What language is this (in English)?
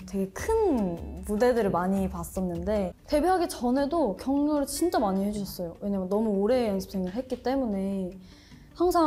Korean